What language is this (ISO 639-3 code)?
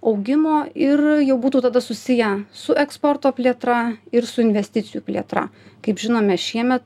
lit